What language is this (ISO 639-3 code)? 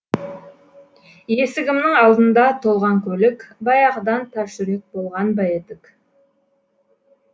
kaz